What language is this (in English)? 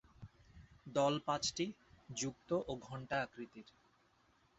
Bangla